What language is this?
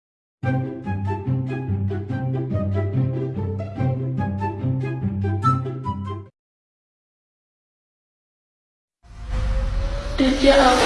Indonesian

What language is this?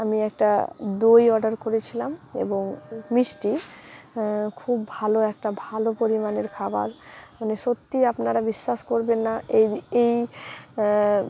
Bangla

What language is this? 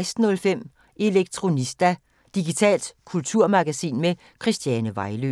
Danish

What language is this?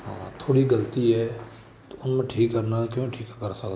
Punjabi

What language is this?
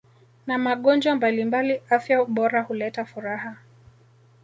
Swahili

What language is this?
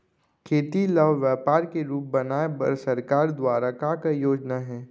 Chhattisgarhi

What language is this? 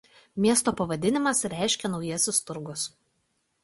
Lithuanian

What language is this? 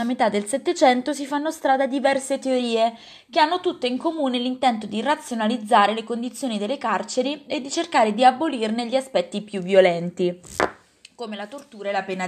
Italian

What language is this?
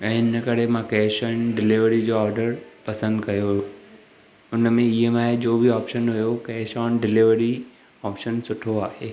Sindhi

